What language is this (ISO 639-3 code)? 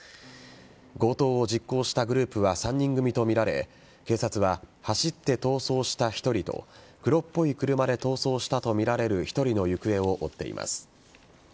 jpn